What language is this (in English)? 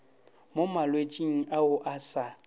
Northern Sotho